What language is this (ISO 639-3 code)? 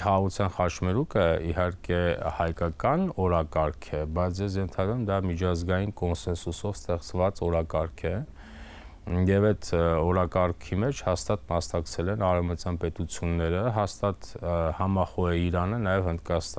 ron